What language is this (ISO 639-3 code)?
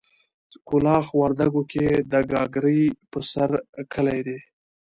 pus